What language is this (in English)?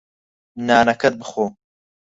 Central Kurdish